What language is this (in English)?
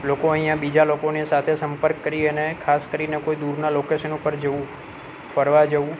Gujarati